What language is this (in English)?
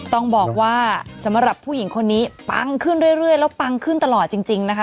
Thai